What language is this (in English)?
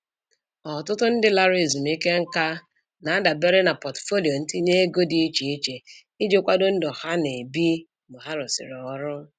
Igbo